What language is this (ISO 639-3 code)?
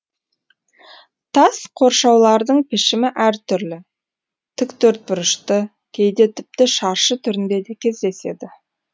kaz